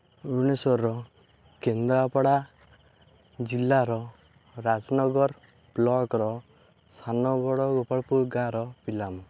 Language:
Odia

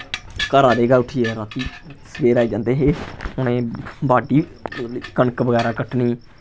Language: Dogri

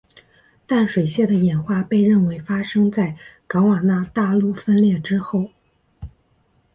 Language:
Chinese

